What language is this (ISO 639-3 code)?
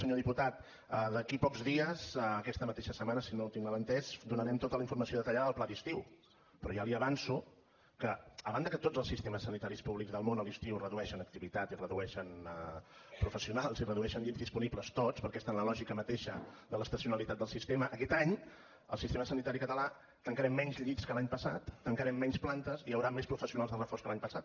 cat